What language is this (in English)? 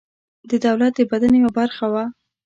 Pashto